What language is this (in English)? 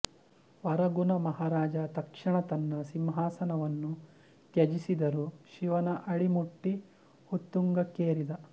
Kannada